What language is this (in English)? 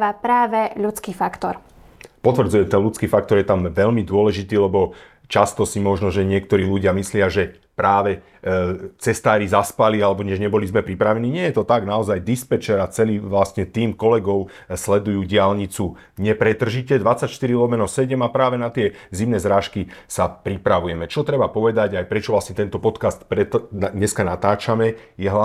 Slovak